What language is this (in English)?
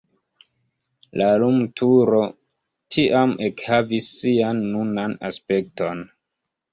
Esperanto